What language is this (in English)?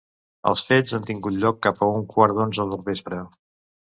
Catalan